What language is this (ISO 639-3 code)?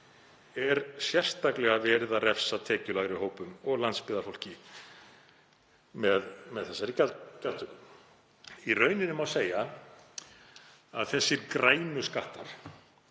isl